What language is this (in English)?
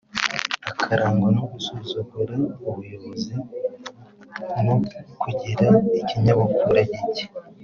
Kinyarwanda